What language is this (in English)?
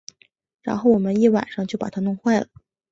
Chinese